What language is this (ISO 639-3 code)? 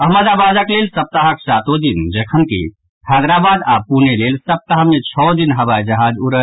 mai